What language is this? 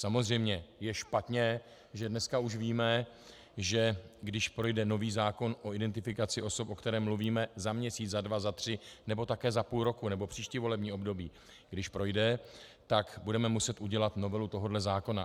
Czech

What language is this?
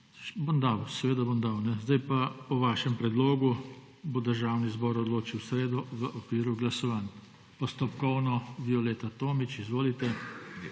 Slovenian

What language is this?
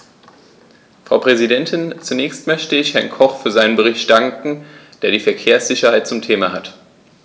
German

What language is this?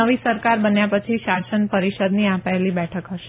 Gujarati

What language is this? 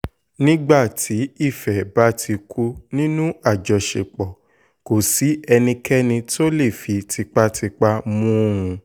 Yoruba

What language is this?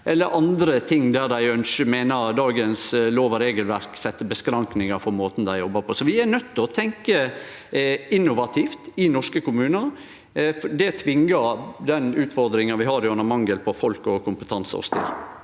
Norwegian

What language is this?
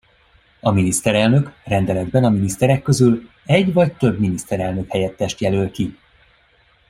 Hungarian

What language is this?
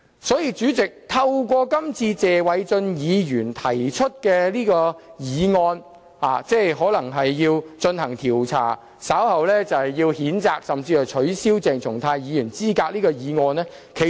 Cantonese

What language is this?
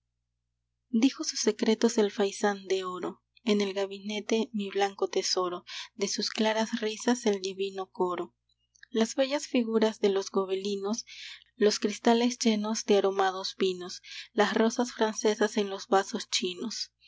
Spanish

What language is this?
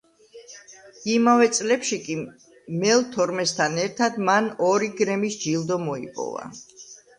Georgian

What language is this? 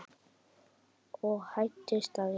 Icelandic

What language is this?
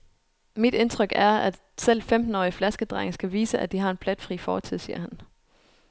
Danish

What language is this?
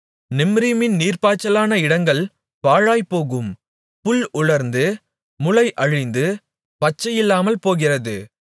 Tamil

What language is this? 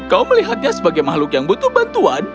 Indonesian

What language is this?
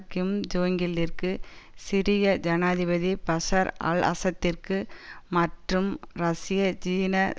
Tamil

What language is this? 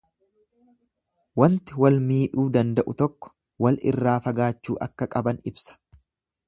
Oromo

